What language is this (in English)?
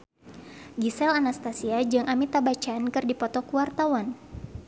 Sundanese